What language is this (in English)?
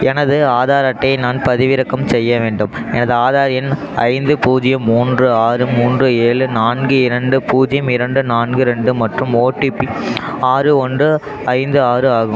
Tamil